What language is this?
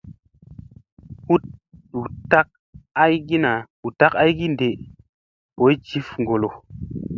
Musey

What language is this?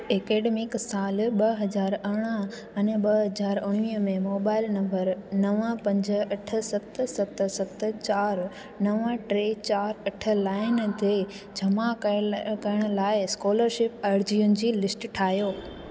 Sindhi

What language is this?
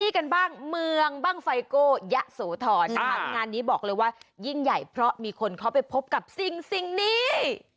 Thai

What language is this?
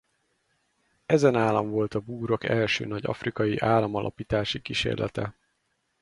Hungarian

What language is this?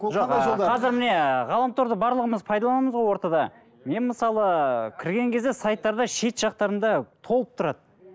Kazakh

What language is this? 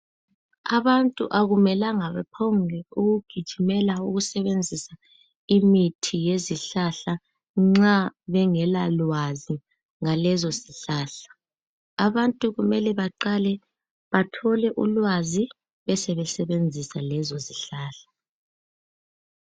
North Ndebele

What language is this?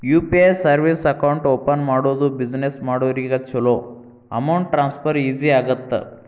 Kannada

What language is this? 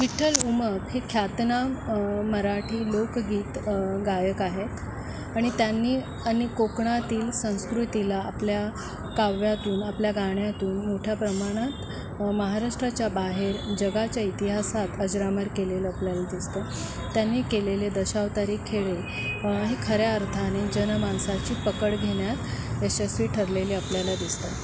Marathi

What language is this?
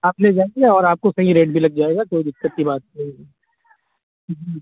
Urdu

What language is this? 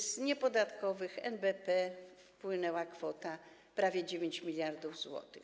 Polish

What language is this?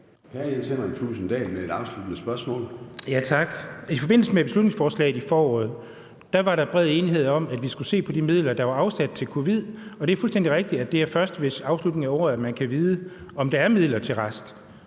Danish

